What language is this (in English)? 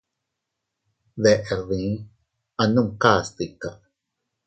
Teutila Cuicatec